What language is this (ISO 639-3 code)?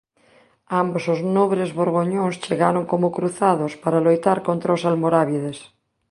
glg